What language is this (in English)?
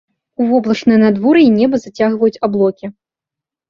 Belarusian